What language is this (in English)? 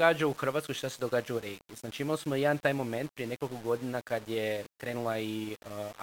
Croatian